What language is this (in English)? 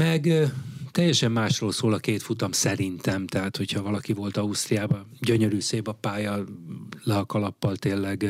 Hungarian